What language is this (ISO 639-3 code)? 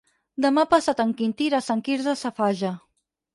cat